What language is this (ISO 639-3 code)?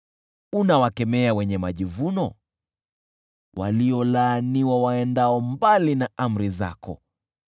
swa